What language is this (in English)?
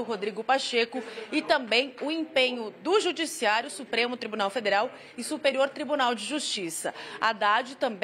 Portuguese